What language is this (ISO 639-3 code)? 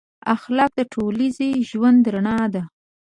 pus